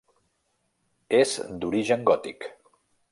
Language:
Catalan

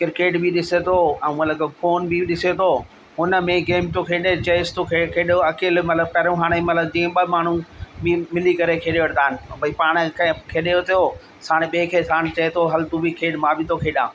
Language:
Sindhi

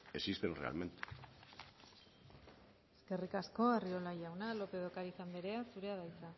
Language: Basque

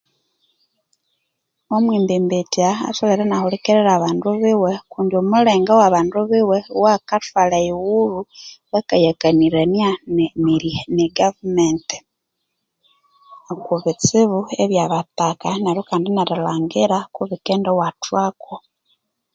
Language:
Konzo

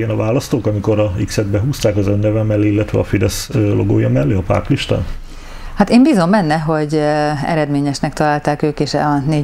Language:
Hungarian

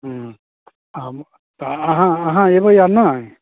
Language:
Maithili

